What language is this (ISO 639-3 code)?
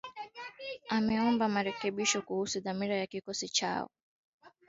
swa